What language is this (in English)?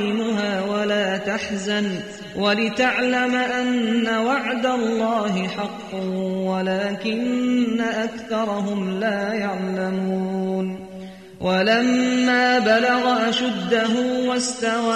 Arabic